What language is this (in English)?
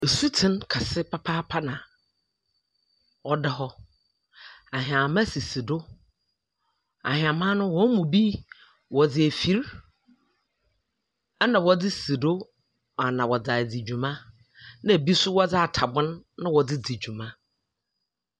Akan